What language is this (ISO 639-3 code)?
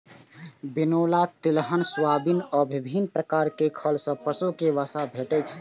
mai